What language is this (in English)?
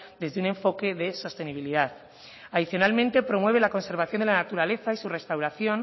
Spanish